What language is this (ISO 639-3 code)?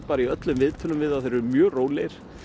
isl